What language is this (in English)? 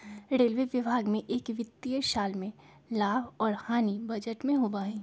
Magahi